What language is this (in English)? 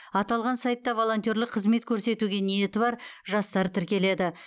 Kazakh